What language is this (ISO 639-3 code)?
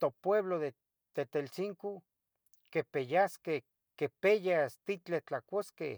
nhg